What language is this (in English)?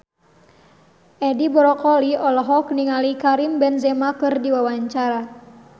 Sundanese